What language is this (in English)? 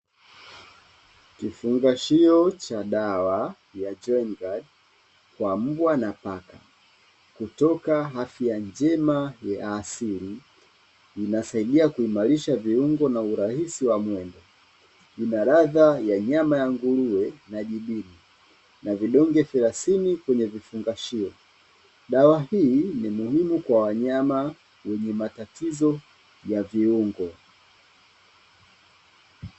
Swahili